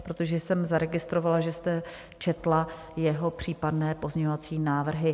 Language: Czech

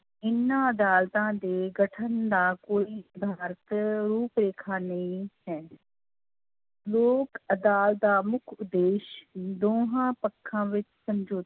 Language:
Punjabi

